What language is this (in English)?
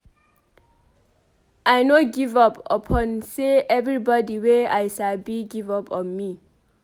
Nigerian Pidgin